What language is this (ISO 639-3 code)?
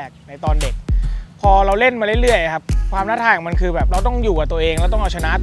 tha